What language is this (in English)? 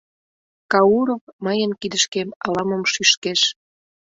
Mari